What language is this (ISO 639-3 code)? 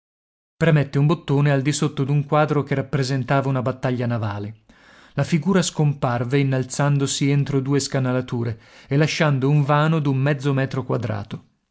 ita